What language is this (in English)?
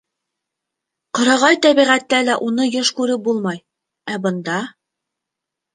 Bashkir